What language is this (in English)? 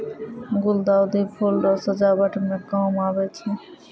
Maithili